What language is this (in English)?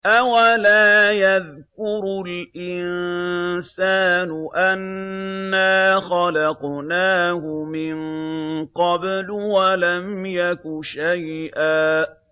Arabic